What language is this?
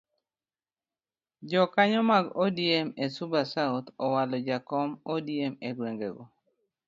Luo (Kenya and Tanzania)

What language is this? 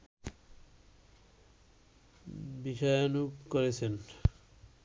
Bangla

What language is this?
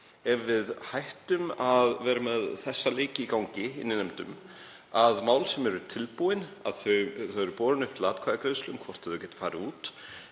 Icelandic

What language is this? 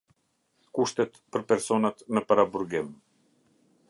Albanian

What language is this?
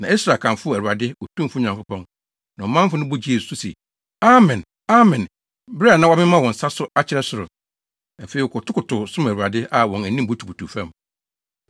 Akan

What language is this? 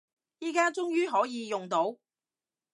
Cantonese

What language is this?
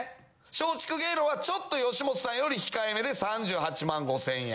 Japanese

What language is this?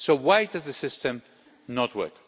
English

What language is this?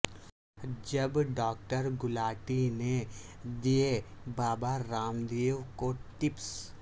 Urdu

